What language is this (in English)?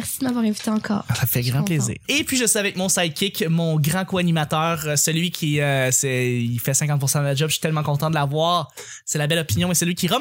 French